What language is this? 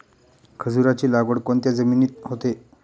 Marathi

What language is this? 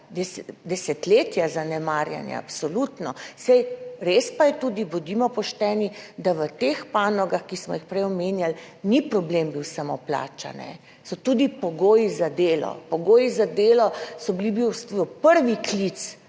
Slovenian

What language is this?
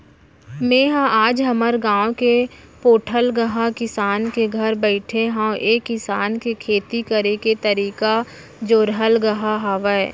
Chhattisgarhi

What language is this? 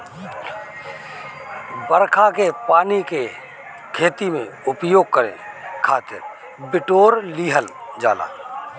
Bhojpuri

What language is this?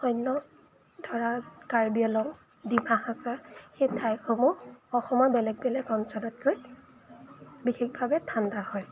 Assamese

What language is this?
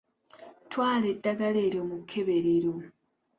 Ganda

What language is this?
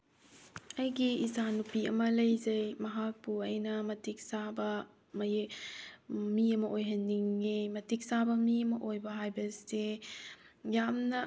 Manipuri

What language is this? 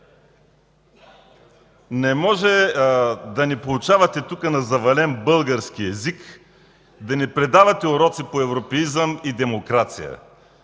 Bulgarian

